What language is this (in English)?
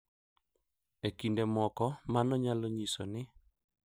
Luo (Kenya and Tanzania)